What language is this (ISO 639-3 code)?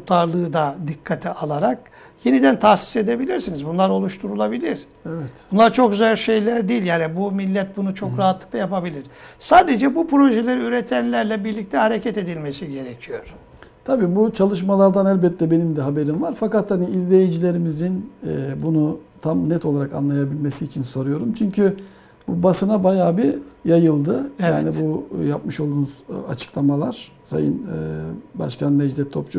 tur